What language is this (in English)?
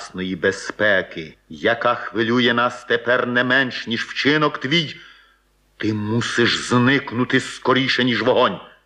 Ukrainian